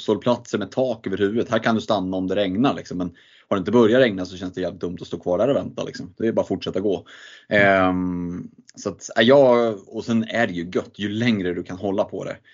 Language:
Swedish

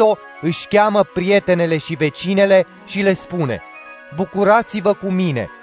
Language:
Romanian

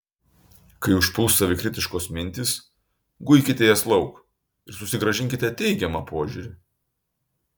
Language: Lithuanian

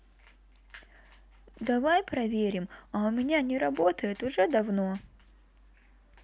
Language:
Russian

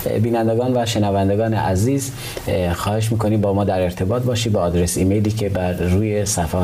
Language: Persian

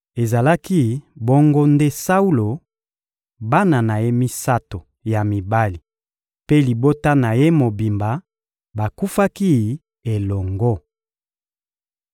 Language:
Lingala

